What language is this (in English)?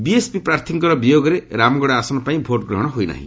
Odia